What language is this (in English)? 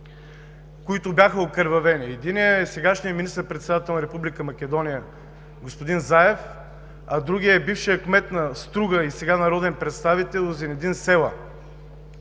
Bulgarian